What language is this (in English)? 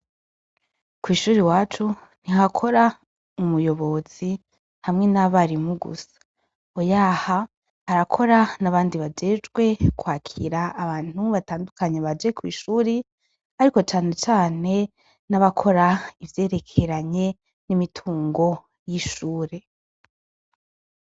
Rundi